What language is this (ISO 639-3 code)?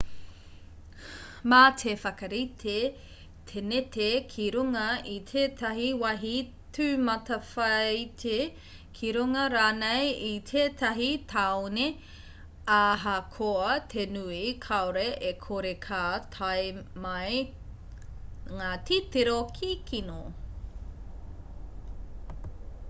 mri